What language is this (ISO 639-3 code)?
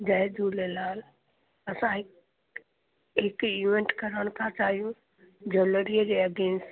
snd